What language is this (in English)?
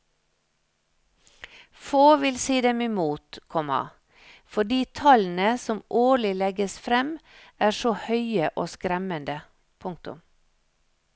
Norwegian